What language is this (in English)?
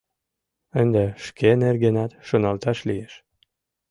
Mari